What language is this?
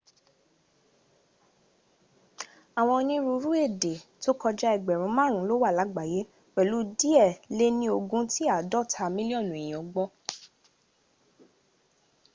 Yoruba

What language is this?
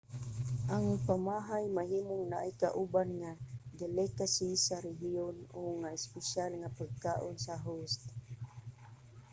Cebuano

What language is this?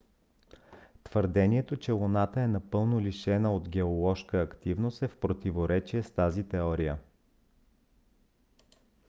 Bulgarian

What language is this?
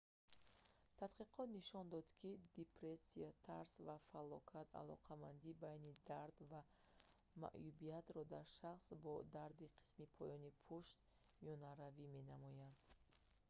Tajik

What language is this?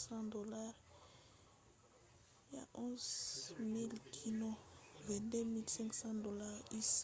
Lingala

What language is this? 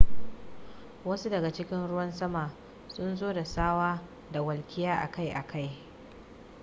Hausa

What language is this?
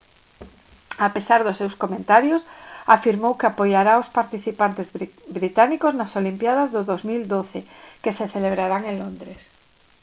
Galician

